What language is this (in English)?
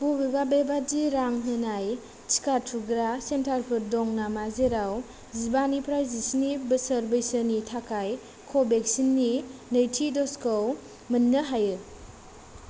Bodo